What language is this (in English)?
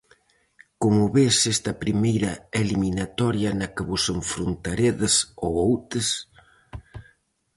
Galician